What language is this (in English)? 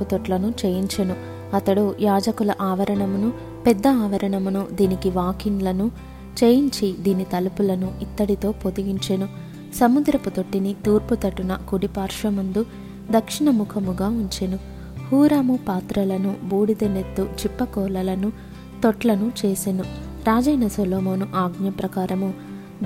Telugu